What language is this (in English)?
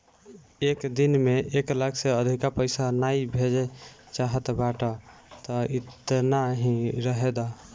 Bhojpuri